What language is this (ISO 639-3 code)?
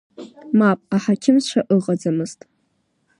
abk